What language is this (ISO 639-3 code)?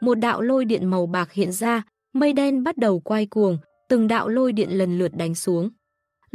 vie